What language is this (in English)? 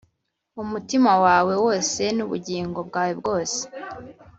Kinyarwanda